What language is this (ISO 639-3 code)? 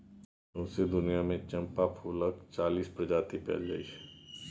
mai